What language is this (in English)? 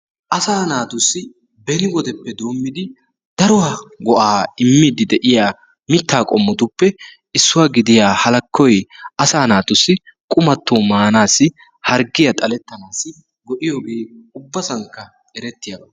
Wolaytta